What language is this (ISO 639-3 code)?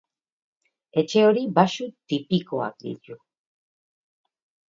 eus